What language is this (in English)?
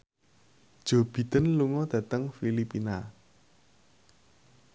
Javanese